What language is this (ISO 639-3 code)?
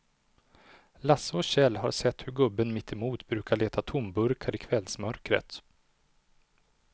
swe